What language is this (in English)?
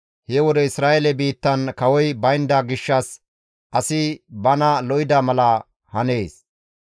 Gamo